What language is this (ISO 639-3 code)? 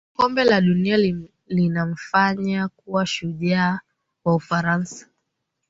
swa